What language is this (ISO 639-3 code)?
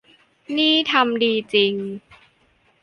tha